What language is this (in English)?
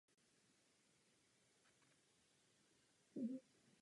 Czech